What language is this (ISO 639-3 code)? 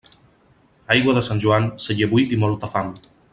cat